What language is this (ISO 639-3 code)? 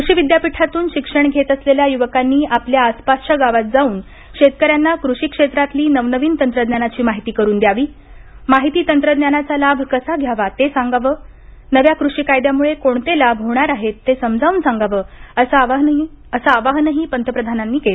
mar